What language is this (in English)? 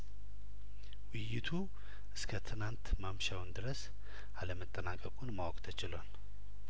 Amharic